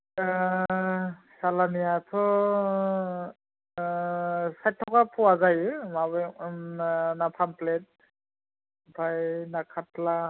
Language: Bodo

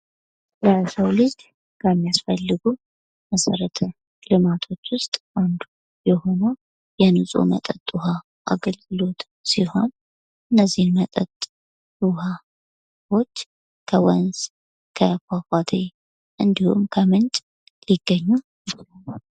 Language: Amharic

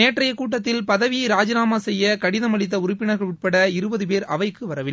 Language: Tamil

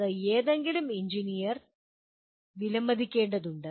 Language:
Malayalam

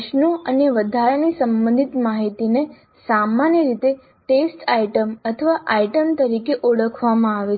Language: Gujarati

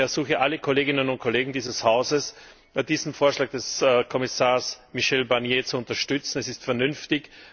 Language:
German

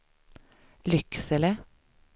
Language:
Swedish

